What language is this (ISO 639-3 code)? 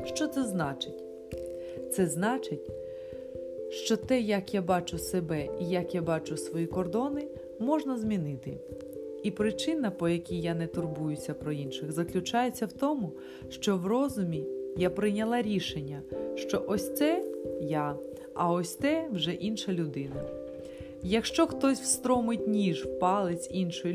ukr